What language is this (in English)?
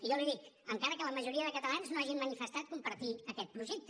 Catalan